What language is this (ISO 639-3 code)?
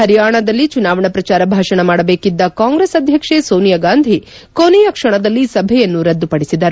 kan